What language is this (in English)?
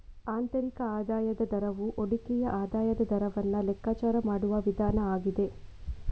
Kannada